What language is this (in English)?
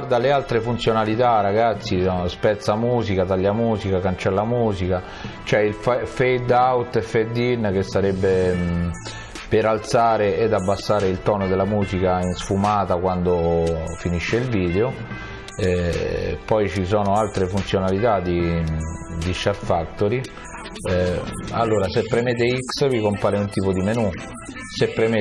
Italian